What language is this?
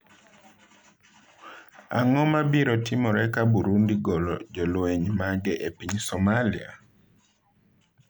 Luo (Kenya and Tanzania)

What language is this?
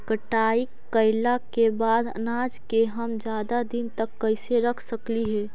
Magahi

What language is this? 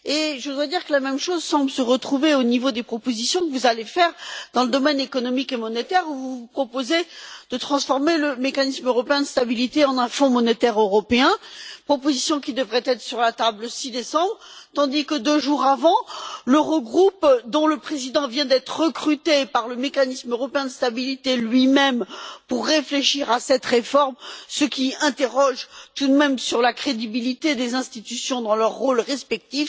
French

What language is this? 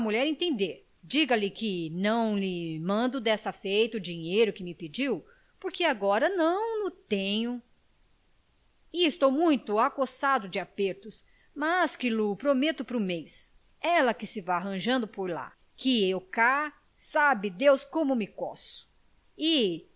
Portuguese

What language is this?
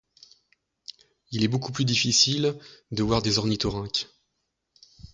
French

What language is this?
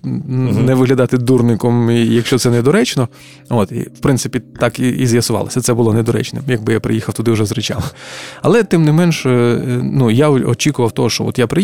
Ukrainian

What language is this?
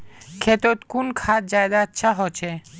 Magahi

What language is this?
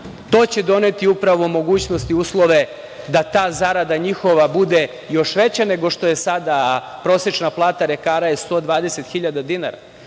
Serbian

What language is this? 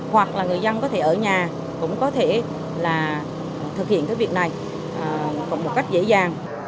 Vietnamese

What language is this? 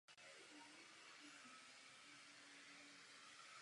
Czech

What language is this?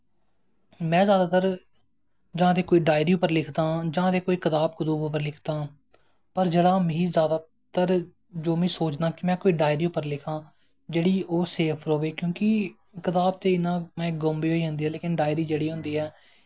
Dogri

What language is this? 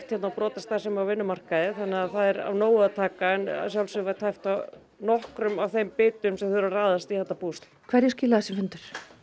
Icelandic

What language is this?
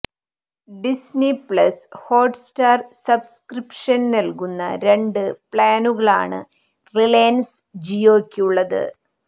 Malayalam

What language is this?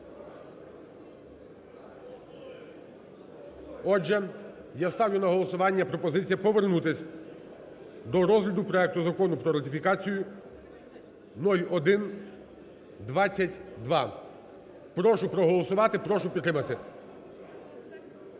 Ukrainian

